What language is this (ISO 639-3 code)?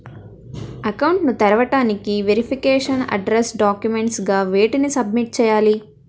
tel